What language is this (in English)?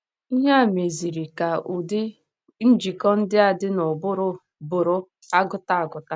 Igbo